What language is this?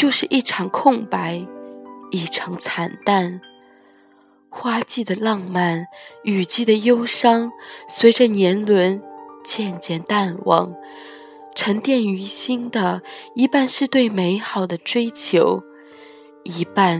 Chinese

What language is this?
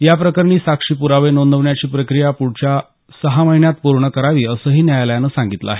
Marathi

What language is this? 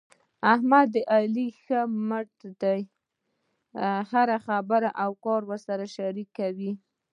Pashto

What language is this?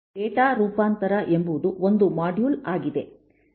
Kannada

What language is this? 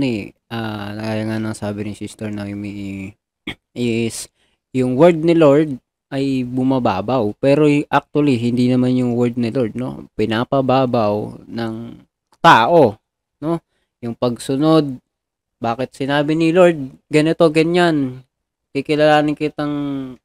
Filipino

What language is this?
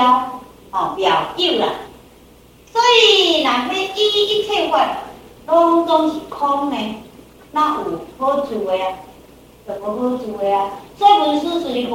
Chinese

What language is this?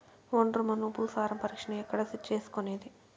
Telugu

